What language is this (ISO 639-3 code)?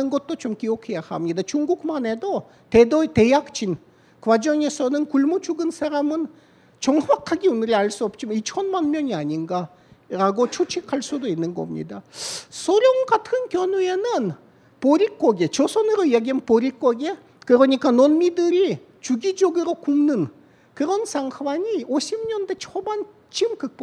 kor